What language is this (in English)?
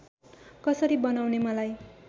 Nepali